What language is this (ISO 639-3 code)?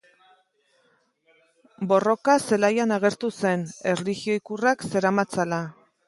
eus